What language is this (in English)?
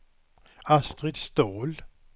Swedish